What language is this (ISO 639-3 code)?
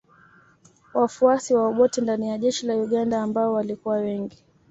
swa